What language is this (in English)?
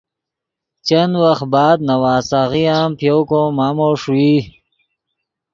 Yidgha